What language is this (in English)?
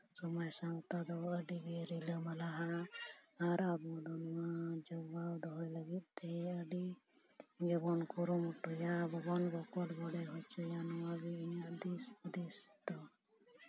Santali